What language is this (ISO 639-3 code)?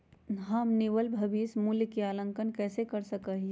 mag